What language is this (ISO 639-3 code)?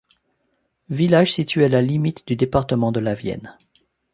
fra